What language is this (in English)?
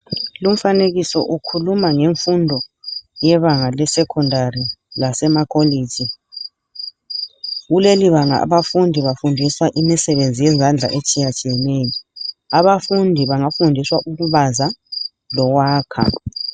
North Ndebele